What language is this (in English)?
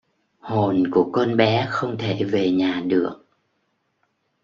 Vietnamese